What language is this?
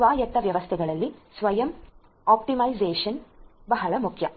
Kannada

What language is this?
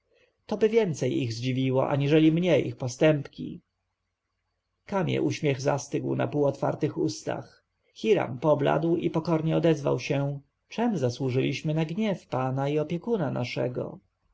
Polish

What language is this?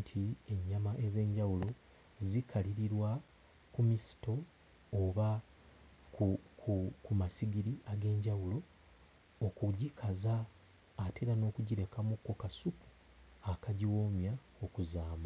Ganda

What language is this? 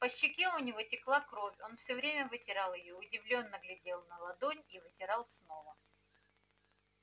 Russian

